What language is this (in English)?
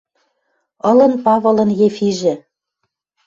Western Mari